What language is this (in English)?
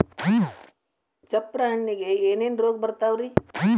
Kannada